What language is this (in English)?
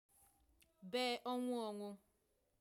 Igbo